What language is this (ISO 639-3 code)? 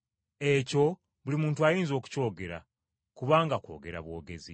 lug